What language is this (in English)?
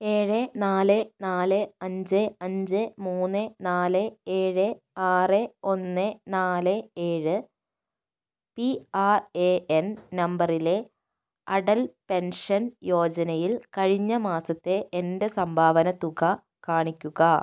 Malayalam